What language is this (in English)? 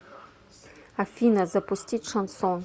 Russian